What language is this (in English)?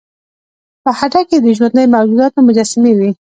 Pashto